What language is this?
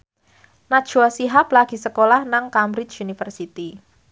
Javanese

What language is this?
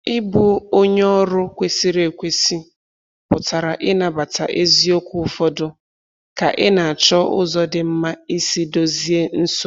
Igbo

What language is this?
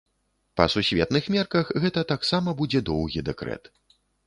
Belarusian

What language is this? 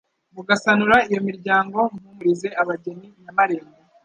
Kinyarwanda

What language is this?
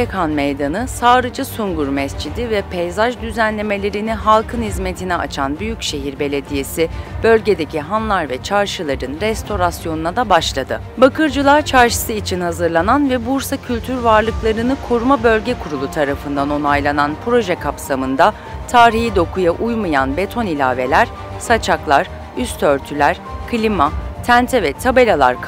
Turkish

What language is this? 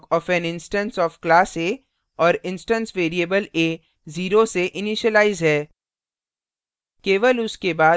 Hindi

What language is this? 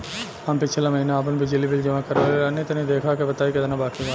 Bhojpuri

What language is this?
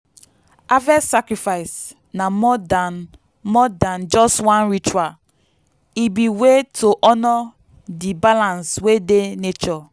Nigerian Pidgin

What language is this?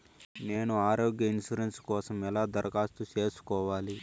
Telugu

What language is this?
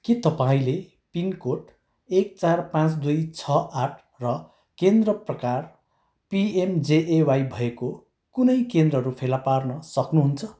Nepali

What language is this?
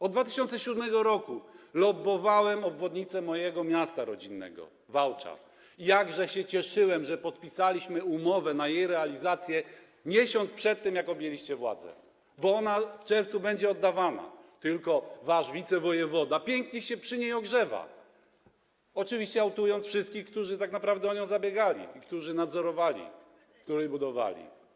Polish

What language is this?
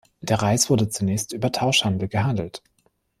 German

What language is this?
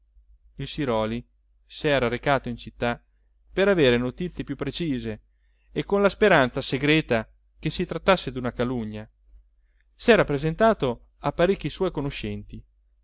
Italian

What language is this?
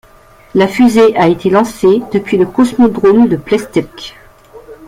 French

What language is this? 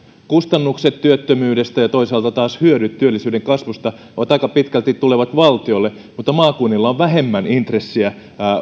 Finnish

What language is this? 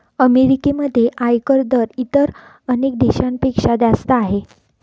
Marathi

